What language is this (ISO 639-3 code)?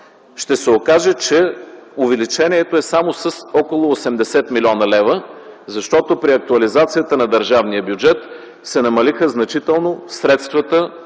bul